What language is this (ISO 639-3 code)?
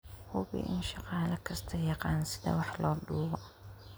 som